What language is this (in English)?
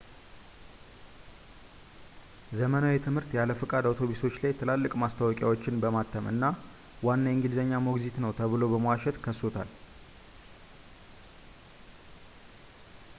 Amharic